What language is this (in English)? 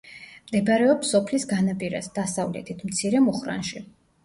Georgian